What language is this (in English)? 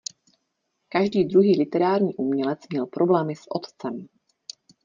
Czech